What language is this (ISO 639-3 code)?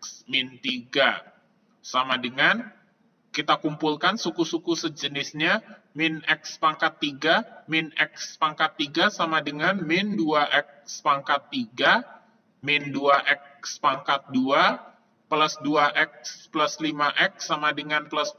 ind